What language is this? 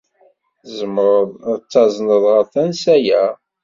Kabyle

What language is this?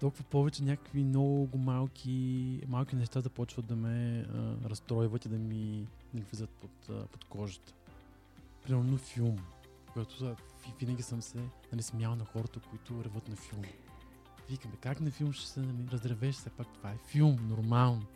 Bulgarian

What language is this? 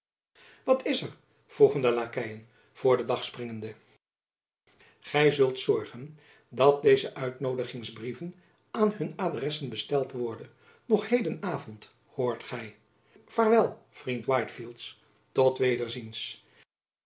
Dutch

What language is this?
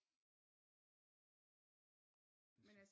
Danish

